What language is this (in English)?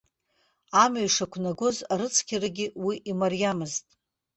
Abkhazian